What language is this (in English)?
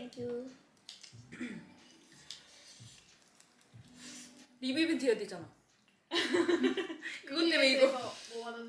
Korean